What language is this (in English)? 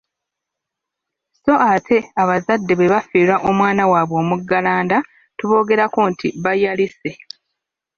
Ganda